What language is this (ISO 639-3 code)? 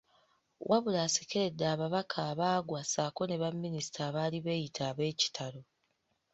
lug